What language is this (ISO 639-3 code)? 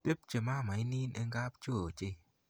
kln